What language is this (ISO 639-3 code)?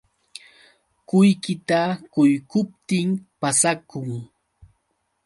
qux